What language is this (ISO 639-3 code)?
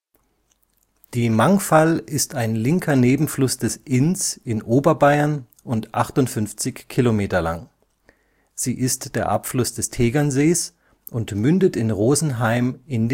deu